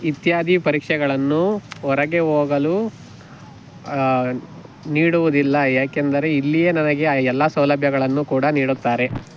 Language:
Kannada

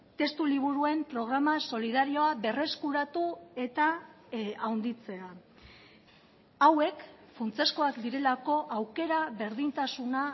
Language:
Basque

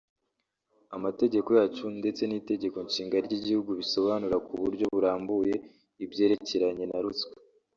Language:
Kinyarwanda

